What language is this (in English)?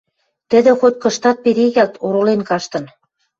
Western Mari